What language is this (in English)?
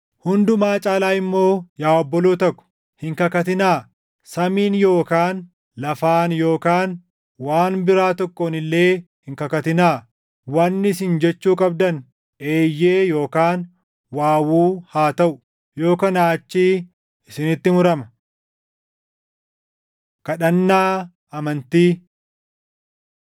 Oromo